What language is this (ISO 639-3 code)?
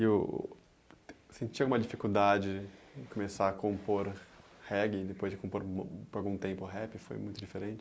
por